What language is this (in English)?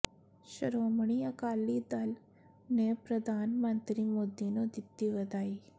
Punjabi